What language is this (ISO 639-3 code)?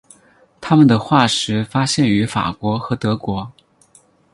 zho